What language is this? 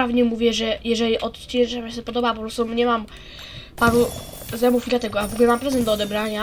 Polish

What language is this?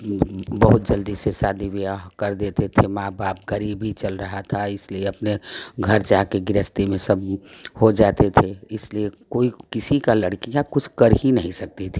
Hindi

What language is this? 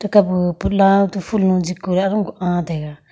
Wancho Naga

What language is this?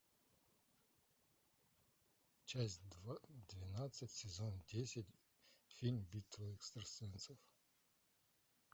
Russian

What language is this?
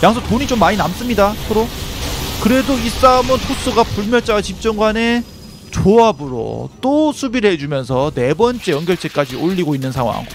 Korean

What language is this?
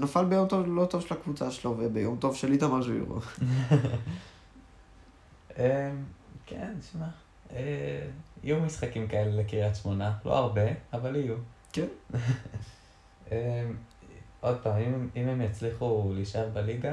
Hebrew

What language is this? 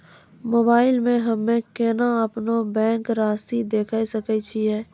Maithili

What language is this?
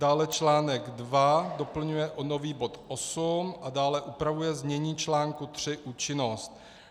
Czech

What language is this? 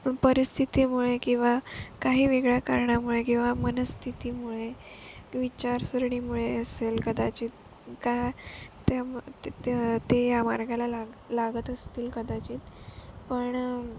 Marathi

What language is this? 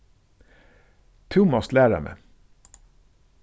Faroese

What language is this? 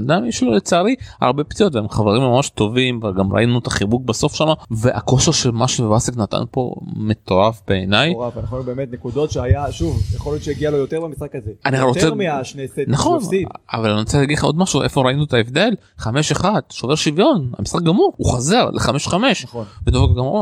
Hebrew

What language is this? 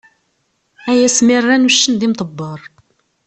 Kabyle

